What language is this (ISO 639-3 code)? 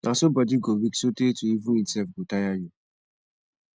pcm